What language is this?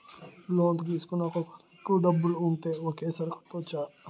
Telugu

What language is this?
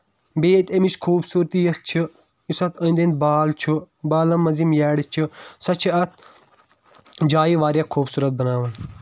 Kashmiri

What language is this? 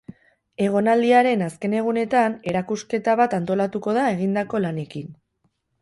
Basque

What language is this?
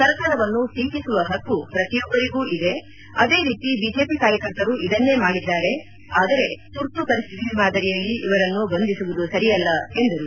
Kannada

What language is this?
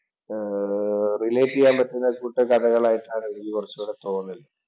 Malayalam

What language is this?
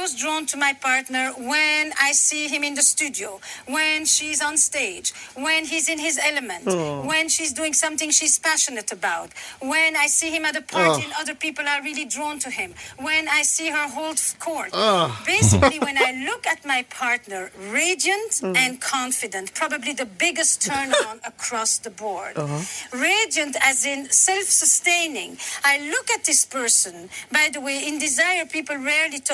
Swedish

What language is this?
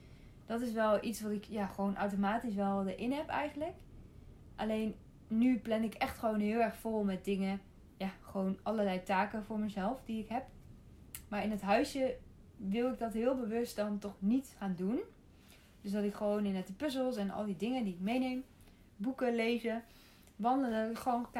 Dutch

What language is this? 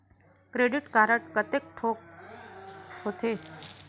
Chhattisgarhi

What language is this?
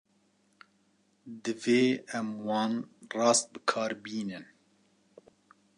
Kurdish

